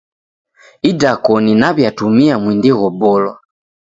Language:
Taita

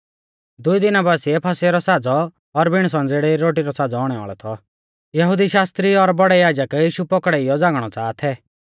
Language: Mahasu Pahari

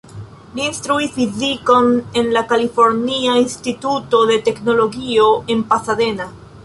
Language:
Esperanto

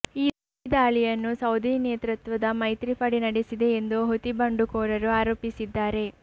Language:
Kannada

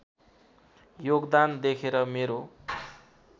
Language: Nepali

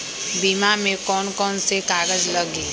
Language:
Magahi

